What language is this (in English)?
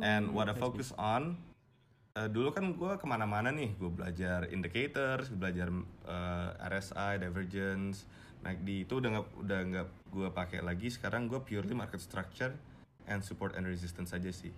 Indonesian